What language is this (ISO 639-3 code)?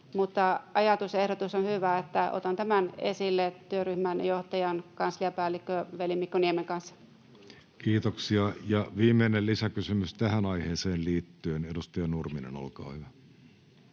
fin